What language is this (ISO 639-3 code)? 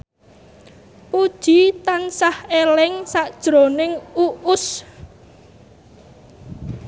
jav